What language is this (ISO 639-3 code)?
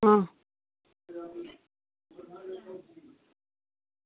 doi